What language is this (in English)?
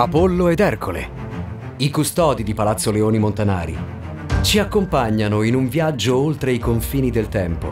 Italian